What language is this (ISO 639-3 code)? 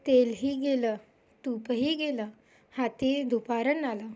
mar